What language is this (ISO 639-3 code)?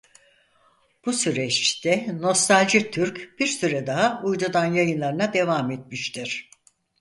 tur